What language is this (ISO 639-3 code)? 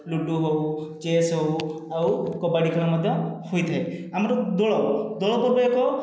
ori